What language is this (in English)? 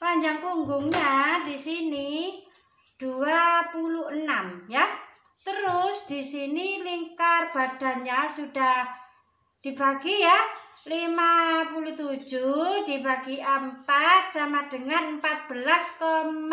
Indonesian